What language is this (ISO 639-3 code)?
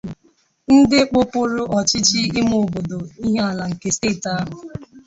ibo